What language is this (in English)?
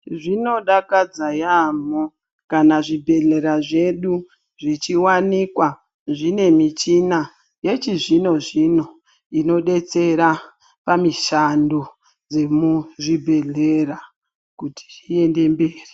Ndau